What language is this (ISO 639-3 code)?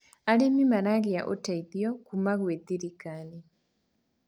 kik